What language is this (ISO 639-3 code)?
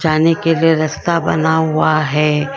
hin